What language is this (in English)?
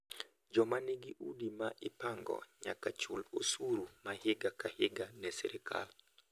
Luo (Kenya and Tanzania)